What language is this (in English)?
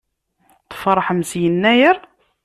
Kabyle